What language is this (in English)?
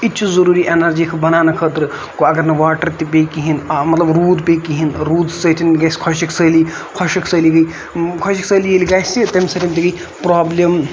Kashmiri